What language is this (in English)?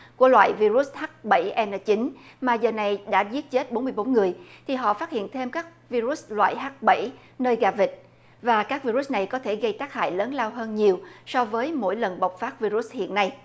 Vietnamese